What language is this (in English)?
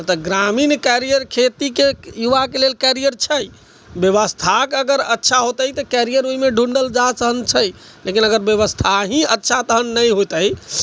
Maithili